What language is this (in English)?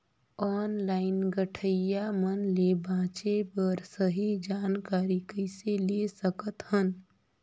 Chhattisgarhi